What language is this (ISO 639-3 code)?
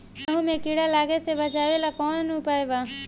bho